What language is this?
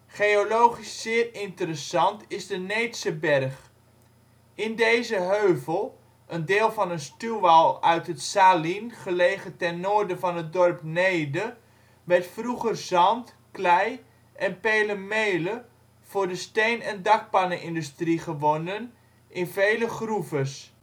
Dutch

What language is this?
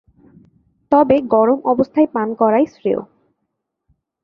Bangla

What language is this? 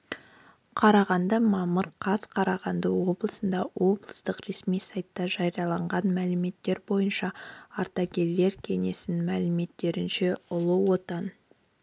Kazakh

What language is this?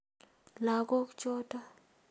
Kalenjin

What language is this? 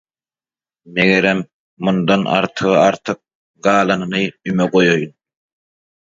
Turkmen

